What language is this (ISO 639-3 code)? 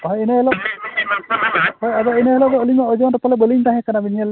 sat